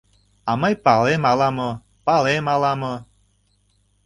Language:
Mari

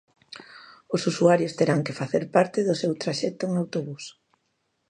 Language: Galician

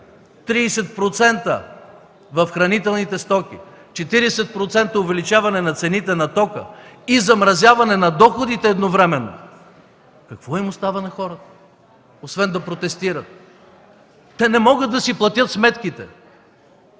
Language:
Bulgarian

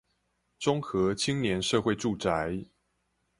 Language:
Chinese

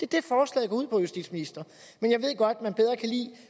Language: Danish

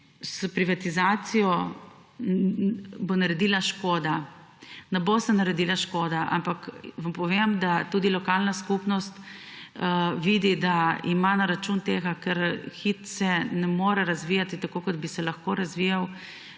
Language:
Slovenian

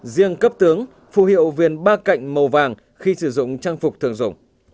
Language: Vietnamese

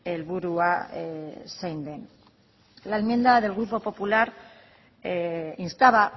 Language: Spanish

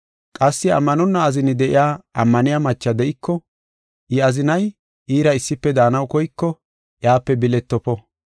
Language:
Gofa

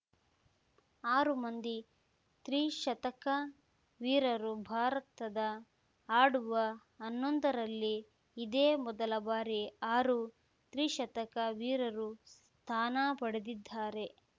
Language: Kannada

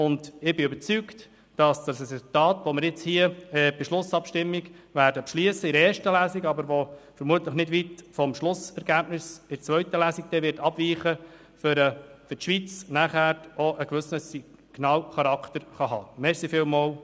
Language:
Swiss German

